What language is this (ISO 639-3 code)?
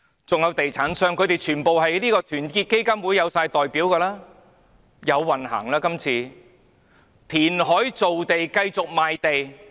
yue